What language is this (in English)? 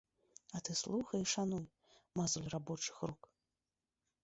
Belarusian